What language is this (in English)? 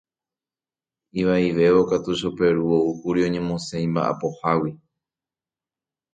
Guarani